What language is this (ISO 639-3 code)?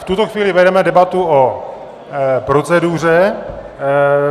ces